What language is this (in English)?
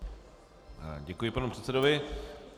Czech